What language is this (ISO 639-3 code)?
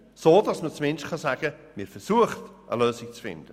gsw